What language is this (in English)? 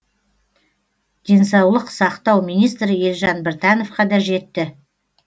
Kazakh